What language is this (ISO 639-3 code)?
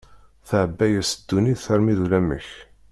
kab